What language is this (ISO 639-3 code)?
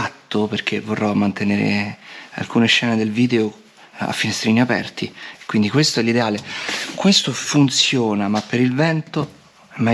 ita